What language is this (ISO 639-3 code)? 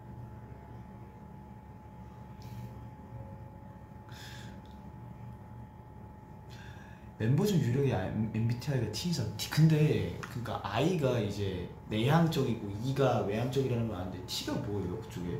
kor